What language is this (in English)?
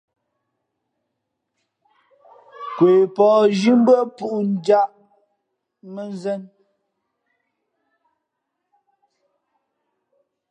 Fe'fe'